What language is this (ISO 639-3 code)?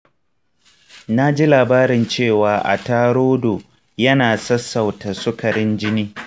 hau